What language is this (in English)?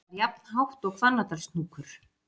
Icelandic